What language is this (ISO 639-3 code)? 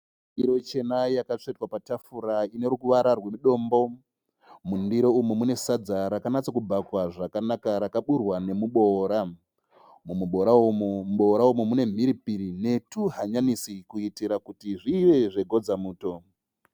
sna